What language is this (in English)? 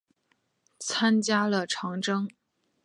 Chinese